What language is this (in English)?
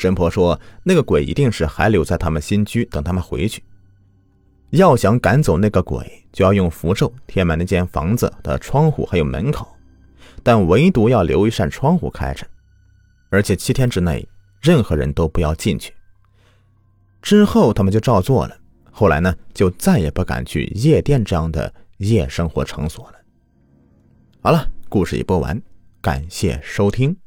Chinese